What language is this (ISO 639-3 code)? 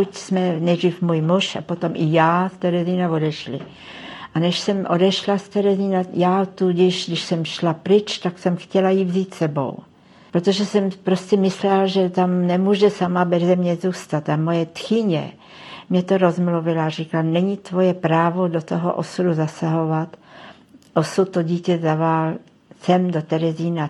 ces